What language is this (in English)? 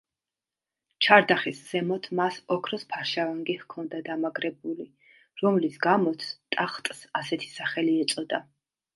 Georgian